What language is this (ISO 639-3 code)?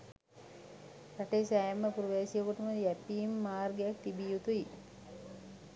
sin